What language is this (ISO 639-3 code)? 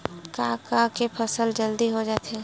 hne